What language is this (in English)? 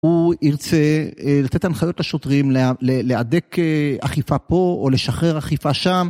Hebrew